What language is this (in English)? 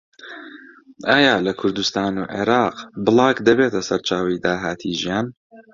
Central Kurdish